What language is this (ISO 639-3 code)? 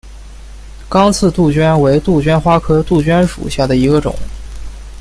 zho